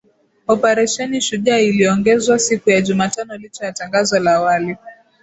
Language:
Swahili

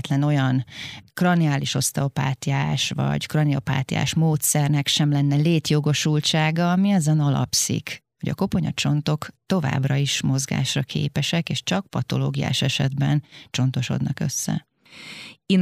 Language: Hungarian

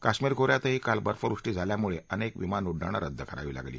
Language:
Marathi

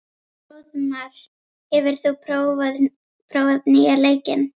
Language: Icelandic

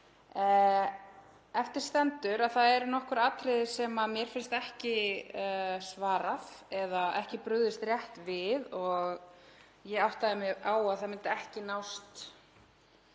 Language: Icelandic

